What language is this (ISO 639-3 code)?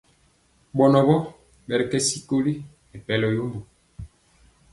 mcx